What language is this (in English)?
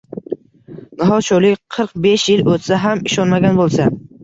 Uzbek